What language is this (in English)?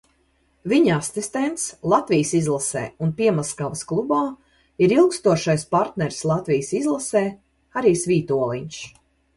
Latvian